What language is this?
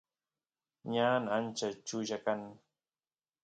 Santiago del Estero Quichua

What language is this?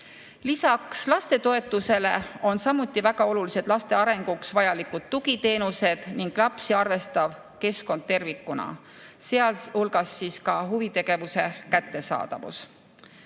Estonian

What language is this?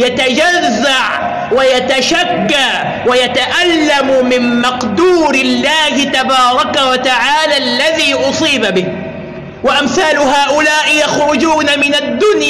Arabic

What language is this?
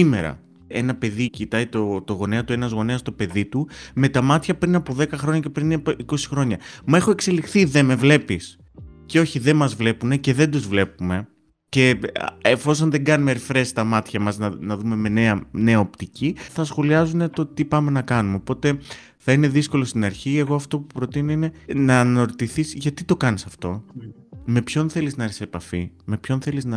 Greek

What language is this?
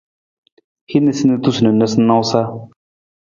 Nawdm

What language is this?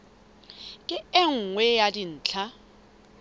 Southern Sotho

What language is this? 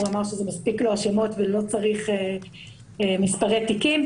Hebrew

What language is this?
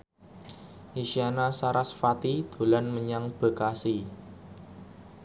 Javanese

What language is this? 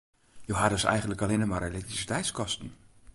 Western Frisian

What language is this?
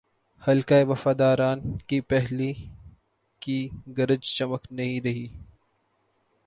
Urdu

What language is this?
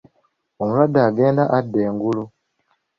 Ganda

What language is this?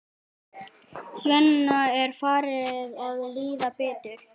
Icelandic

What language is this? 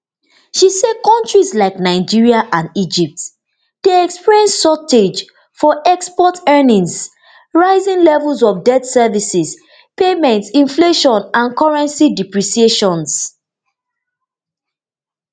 Nigerian Pidgin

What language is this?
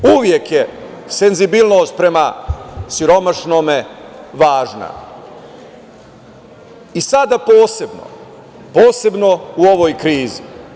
Serbian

